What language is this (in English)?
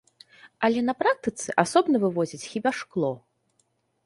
Belarusian